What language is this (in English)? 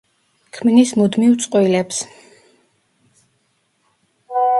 Georgian